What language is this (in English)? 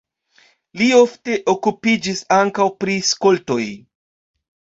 Esperanto